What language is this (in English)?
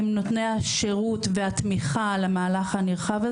Hebrew